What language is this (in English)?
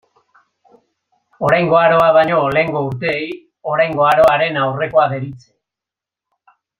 Basque